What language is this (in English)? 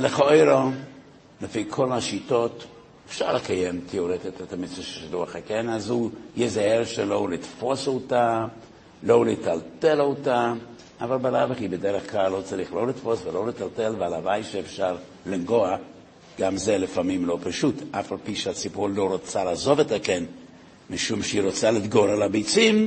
Hebrew